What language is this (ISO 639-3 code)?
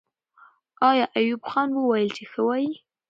pus